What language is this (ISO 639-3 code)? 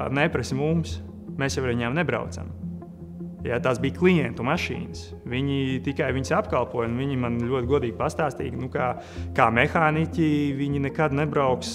lav